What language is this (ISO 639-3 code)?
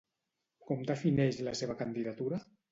cat